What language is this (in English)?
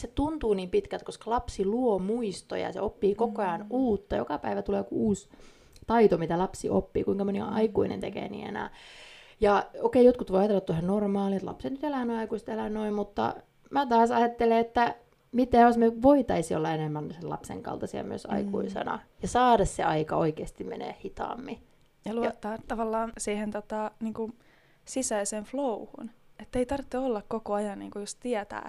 Finnish